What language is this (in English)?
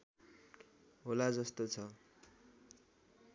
Nepali